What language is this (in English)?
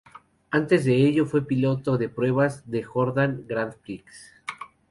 Spanish